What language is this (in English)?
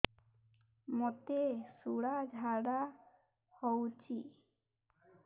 Odia